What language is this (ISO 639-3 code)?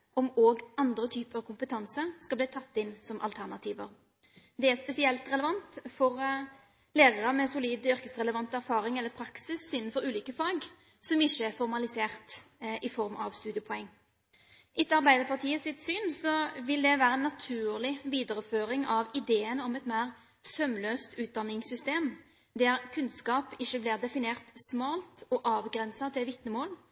nob